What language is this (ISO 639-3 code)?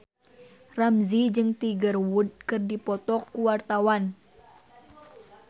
sun